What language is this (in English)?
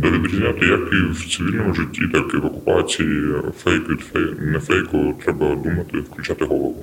Ukrainian